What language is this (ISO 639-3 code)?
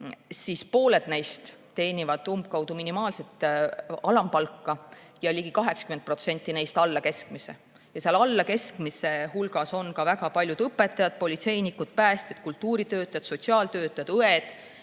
est